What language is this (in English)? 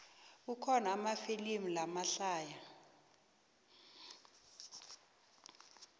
South Ndebele